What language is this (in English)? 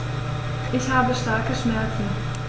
German